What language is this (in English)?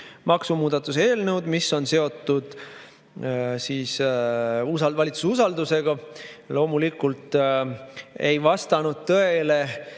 Estonian